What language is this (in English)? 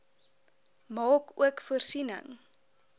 Afrikaans